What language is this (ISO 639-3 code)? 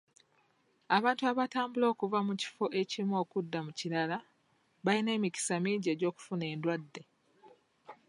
lug